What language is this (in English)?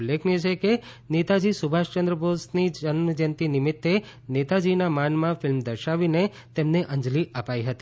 Gujarati